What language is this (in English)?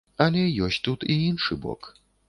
Belarusian